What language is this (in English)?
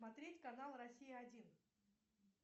Russian